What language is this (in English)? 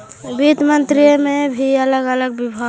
Magahi